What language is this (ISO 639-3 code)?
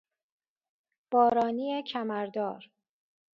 fas